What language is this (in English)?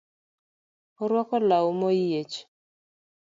Luo (Kenya and Tanzania)